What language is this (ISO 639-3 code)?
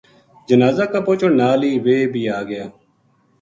gju